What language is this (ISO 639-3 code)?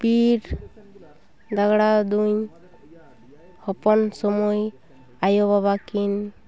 sat